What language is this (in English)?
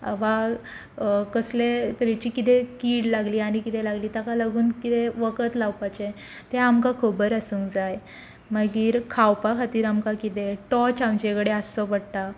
Konkani